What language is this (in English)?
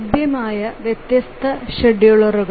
Malayalam